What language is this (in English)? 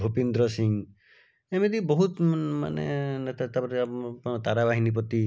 Odia